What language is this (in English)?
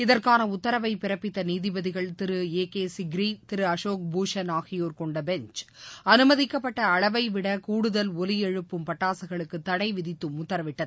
Tamil